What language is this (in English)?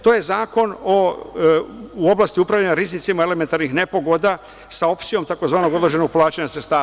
Serbian